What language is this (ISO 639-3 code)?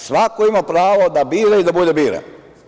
srp